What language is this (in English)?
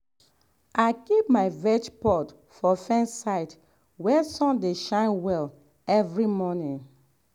Nigerian Pidgin